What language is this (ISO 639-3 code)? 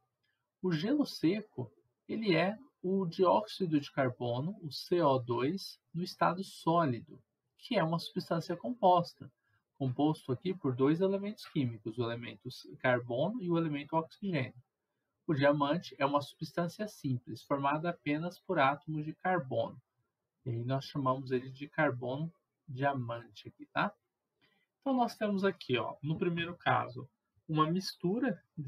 por